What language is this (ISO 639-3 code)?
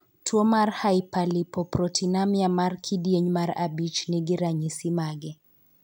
luo